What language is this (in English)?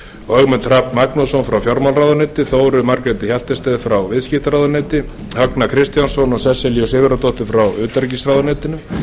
Icelandic